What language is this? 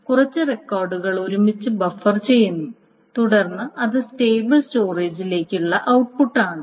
Malayalam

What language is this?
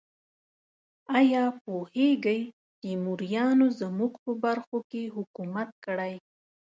Pashto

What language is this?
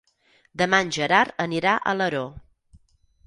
Catalan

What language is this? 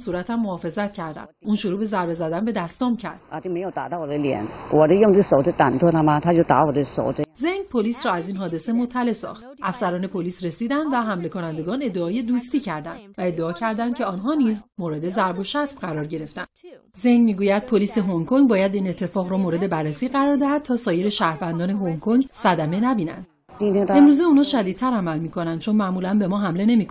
Persian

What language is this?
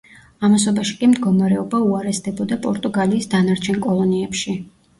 Georgian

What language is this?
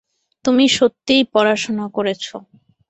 Bangla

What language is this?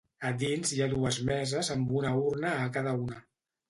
Catalan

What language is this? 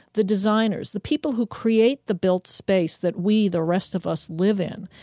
English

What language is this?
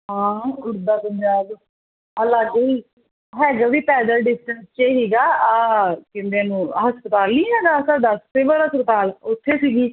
Punjabi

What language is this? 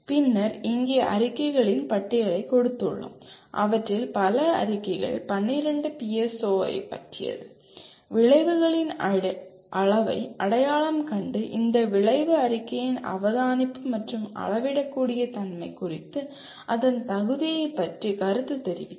Tamil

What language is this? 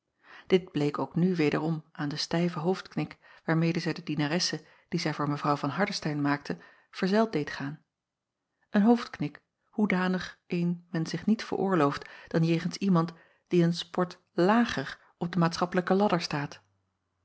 Dutch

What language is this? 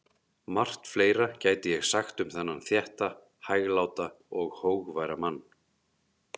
Icelandic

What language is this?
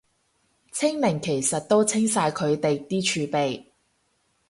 Cantonese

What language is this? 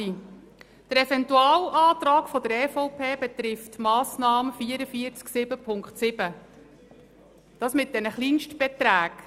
Swiss German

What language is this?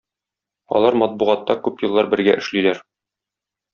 Tatar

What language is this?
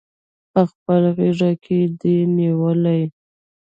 Pashto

